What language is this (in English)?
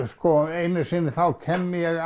Icelandic